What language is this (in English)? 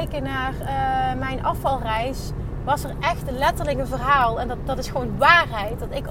Dutch